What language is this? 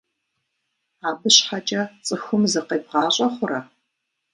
Kabardian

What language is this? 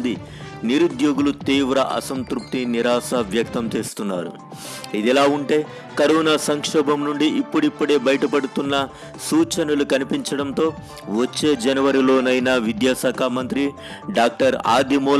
Telugu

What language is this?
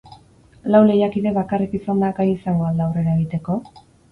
Basque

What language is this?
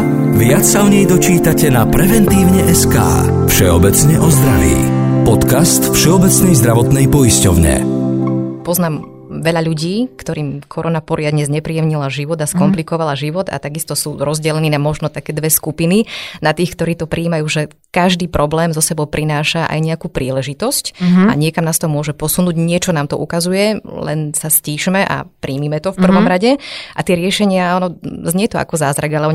Slovak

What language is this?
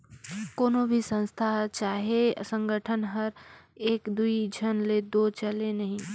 Chhattisgarhi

